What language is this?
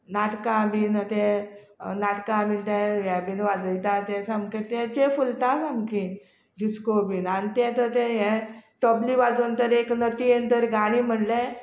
Konkani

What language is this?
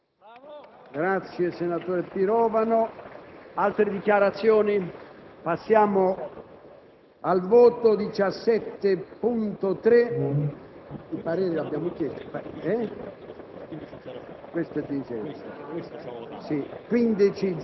Italian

